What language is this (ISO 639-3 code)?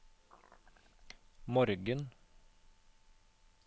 nor